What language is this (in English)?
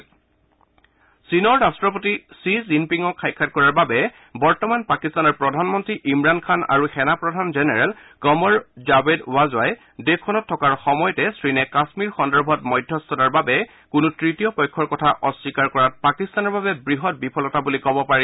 Assamese